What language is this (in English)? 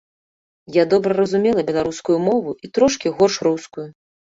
Belarusian